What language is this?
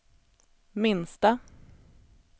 Swedish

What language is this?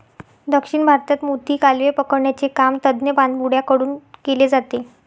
Marathi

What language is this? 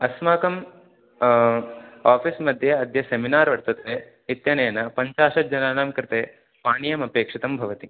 Sanskrit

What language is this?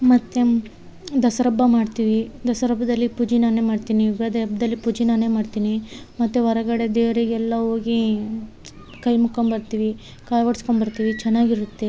Kannada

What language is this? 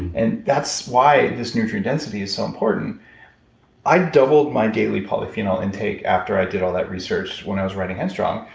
English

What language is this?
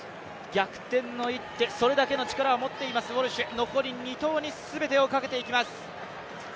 Japanese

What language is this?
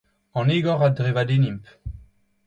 Breton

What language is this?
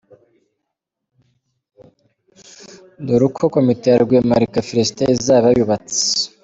Kinyarwanda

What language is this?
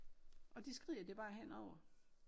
Danish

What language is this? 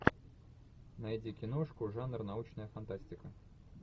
Russian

